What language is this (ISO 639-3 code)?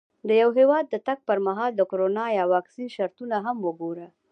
pus